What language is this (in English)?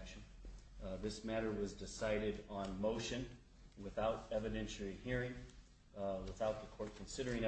English